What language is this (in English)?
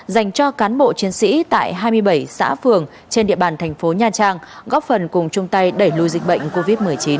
Vietnamese